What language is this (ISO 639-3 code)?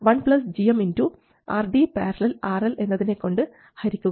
mal